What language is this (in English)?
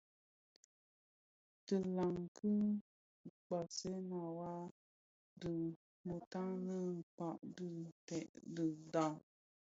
Bafia